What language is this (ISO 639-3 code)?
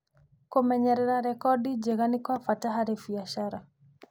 kik